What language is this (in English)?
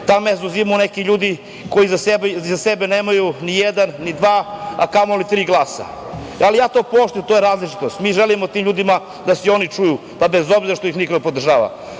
Serbian